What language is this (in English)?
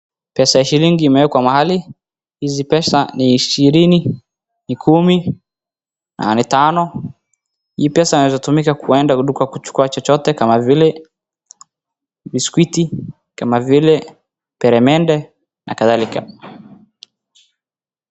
Swahili